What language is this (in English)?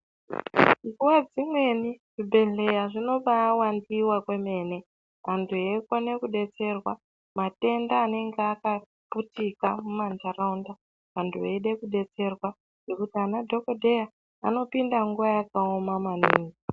Ndau